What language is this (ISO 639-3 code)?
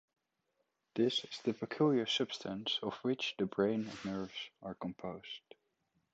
eng